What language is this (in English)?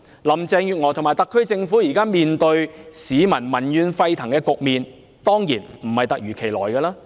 Cantonese